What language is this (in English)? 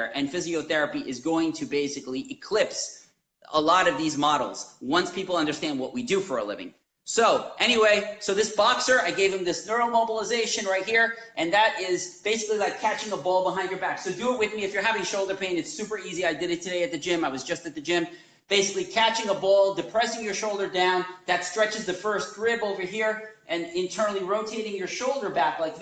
English